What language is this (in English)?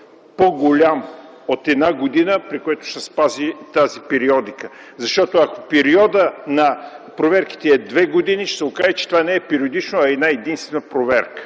Bulgarian